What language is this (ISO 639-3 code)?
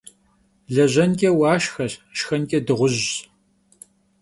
kbd